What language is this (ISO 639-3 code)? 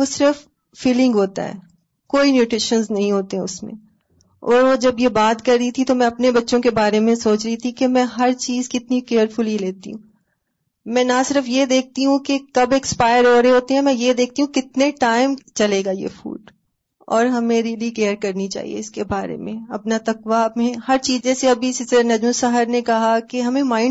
urd